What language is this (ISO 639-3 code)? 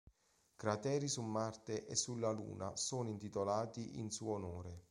ita